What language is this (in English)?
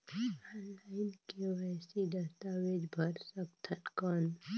Chhattisgarhi